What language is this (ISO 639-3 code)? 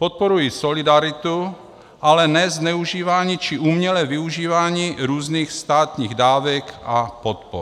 ces